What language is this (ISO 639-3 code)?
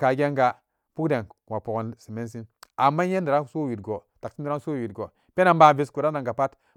ccg